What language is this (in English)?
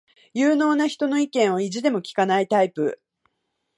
Japanese